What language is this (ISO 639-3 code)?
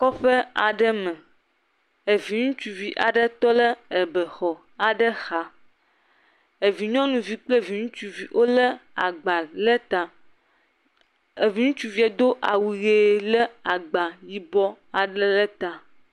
ewe